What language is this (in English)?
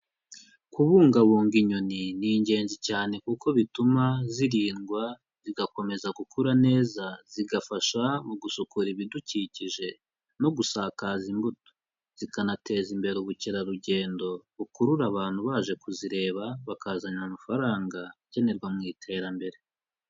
Kinyarwanda